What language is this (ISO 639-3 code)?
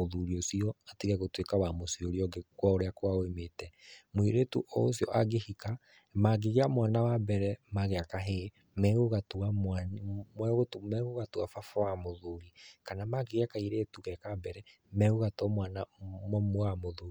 kik